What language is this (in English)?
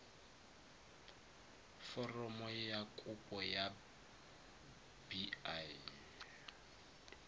Tswana